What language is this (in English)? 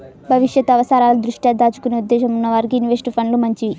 Telugu